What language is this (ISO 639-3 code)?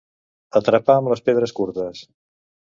cat